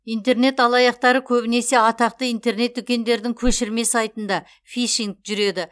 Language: Kazakh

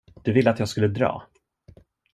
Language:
Swedish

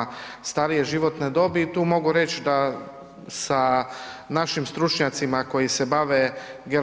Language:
Croatian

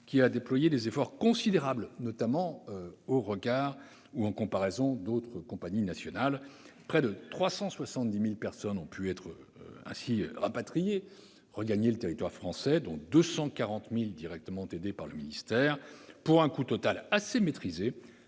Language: French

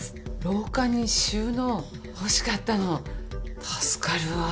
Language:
Japanese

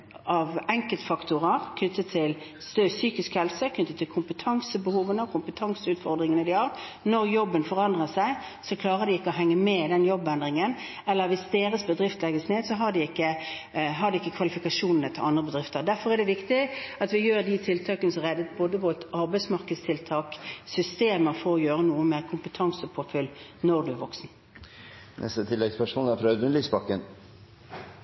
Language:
Norwegian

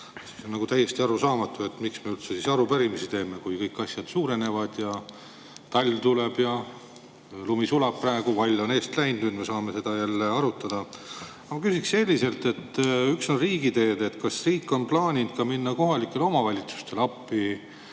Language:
Estonian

